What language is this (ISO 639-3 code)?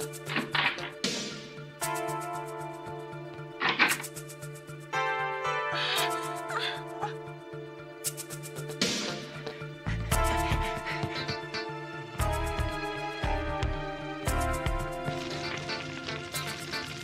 jpn